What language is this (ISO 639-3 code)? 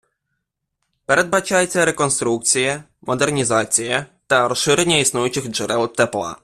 ukr